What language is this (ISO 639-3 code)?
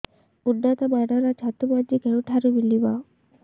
ori